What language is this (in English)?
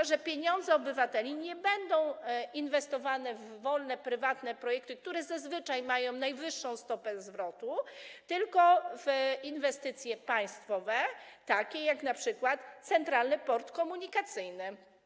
Polish